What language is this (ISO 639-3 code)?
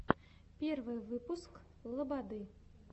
rus